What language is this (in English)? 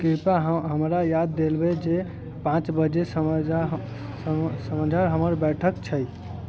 Maithili